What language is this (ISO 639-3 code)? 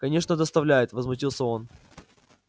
rus